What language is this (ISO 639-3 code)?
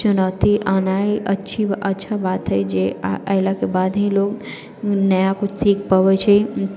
mai